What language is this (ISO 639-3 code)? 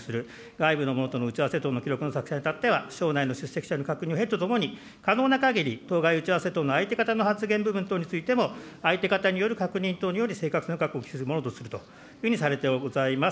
jpn